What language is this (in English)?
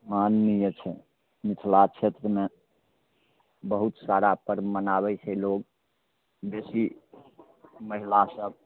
Maithili